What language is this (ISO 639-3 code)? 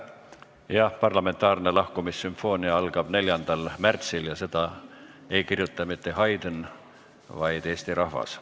est